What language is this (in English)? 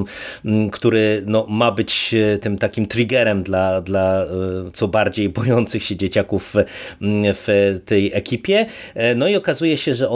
Polish